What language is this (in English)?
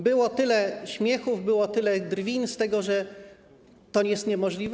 Polish